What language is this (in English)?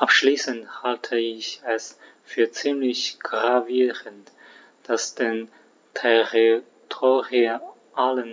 German